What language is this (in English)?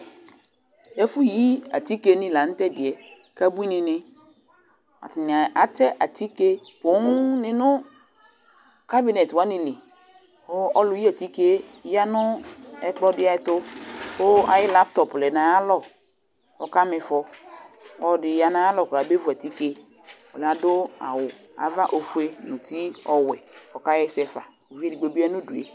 Ikposo